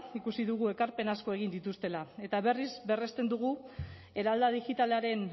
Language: Basque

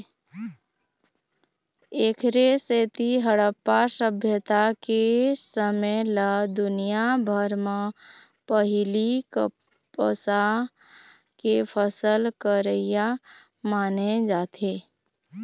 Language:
Chhattisgarhi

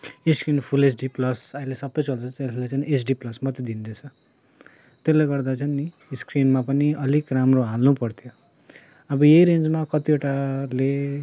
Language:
Nepali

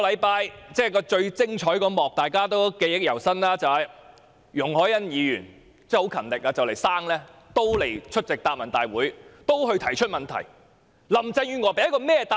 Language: Cantonese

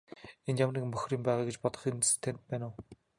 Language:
Mongolian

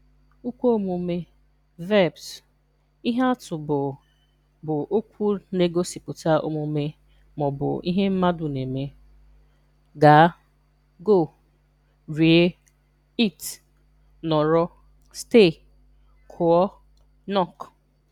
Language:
Igbo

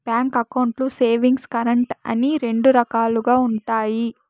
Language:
Telugu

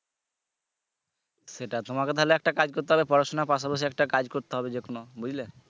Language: Bangla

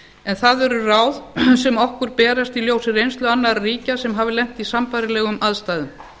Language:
Icelandic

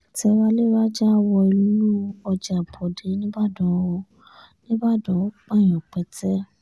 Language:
Yoruba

